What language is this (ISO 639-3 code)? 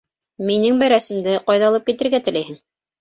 bak